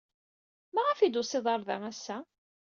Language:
Kabyle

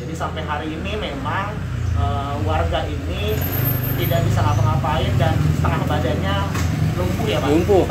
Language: Indonesian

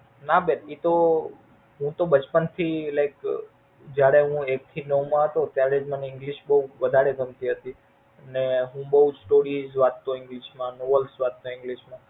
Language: Gujarati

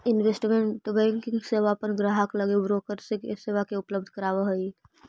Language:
Magahi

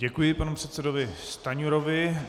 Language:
Czech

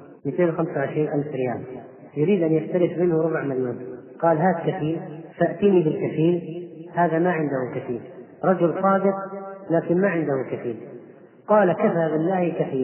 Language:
Arabic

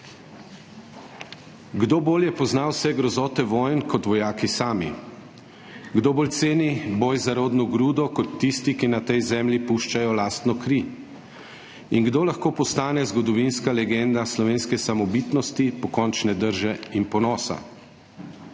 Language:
Slovenian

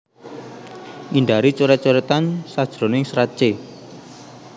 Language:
Javanese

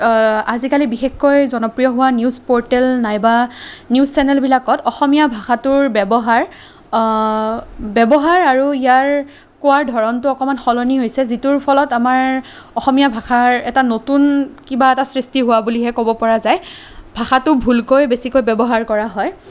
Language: Assamese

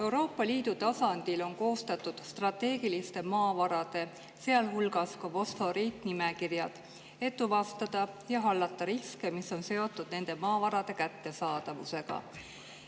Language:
Estonian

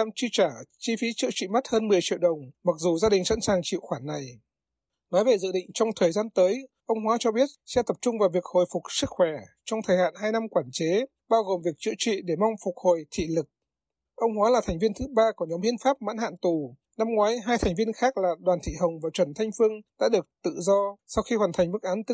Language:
Vietnamese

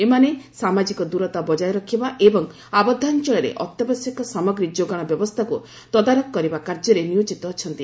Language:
Odia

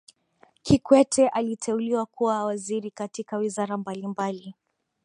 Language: Swahili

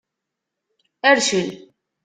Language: Kabyle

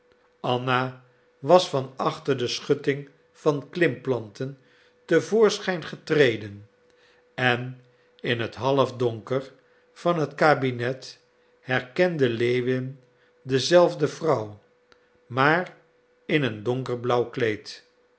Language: Dutch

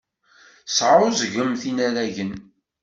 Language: Kabyle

